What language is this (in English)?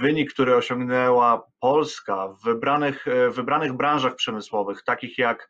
Polish